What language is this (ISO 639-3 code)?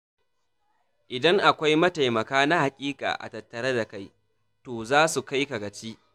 hau